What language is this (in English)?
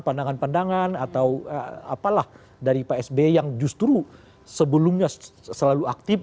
Indonesian